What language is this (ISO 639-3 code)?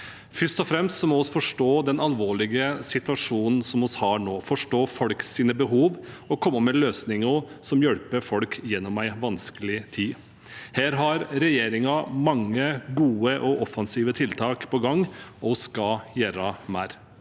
nor